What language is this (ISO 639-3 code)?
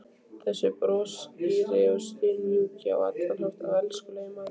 isl